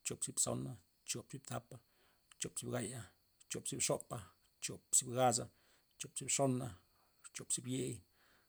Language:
Loxicha Zapotec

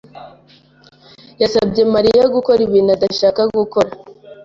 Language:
Kinyarwanda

